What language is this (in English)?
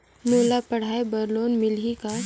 Chhattisgarhi